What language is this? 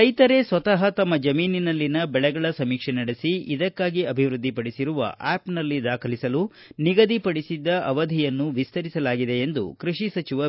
Kannada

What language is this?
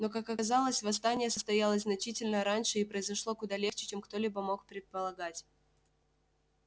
Russian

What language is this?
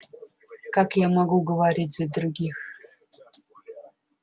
Russian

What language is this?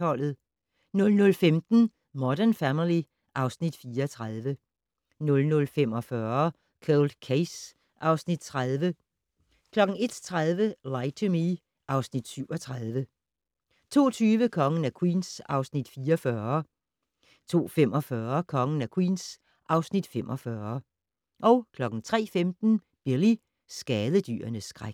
Danish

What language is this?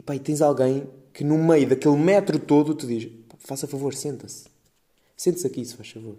Portuguese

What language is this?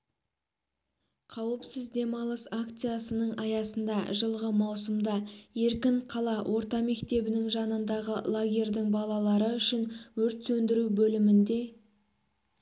Kazakh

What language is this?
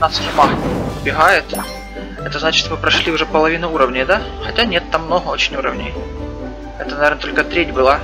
Russian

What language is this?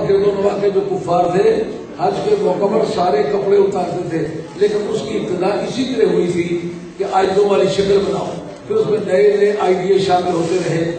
Arabic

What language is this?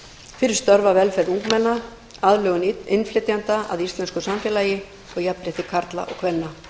Icelandic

